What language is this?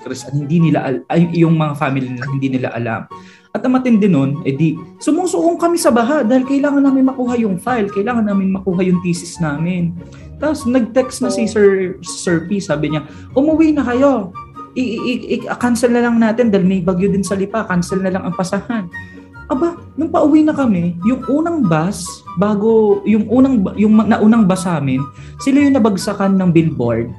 Filipino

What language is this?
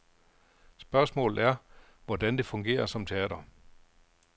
Danish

